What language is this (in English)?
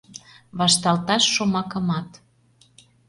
Mari